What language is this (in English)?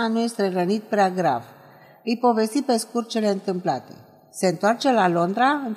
Romanian